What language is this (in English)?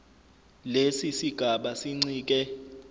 Zulu